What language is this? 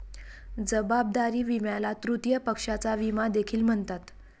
Marathi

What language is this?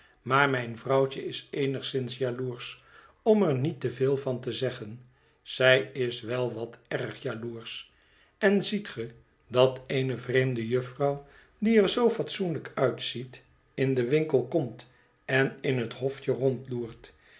Dutch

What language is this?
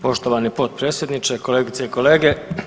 Croatian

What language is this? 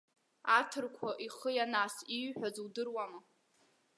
Abkhazian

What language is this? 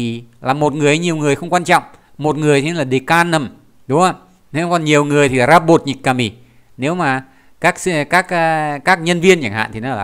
Vietnamese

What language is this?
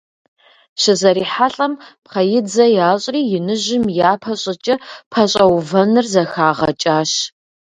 Kabardian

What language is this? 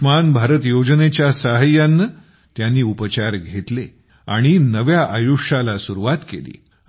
Marathi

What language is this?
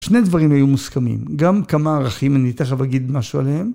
Hebrew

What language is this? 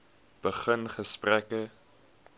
Afrikaans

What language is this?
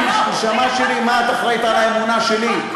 Hebrew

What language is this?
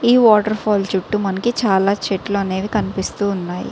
Telugu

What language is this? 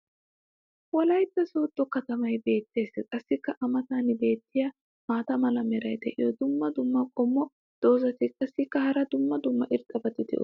Wolaytta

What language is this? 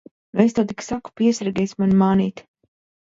Latvian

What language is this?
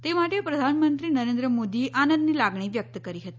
Gujarati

